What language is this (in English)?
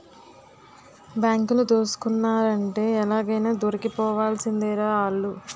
Telugu